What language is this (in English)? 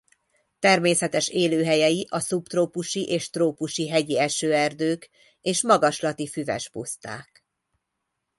Hungarian